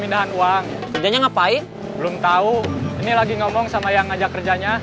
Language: Indonesian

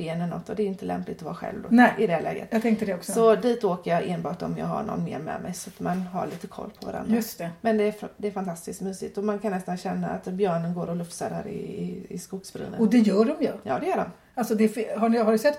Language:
Swedish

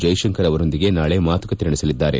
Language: Kannada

